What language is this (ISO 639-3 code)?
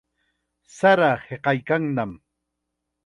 qxa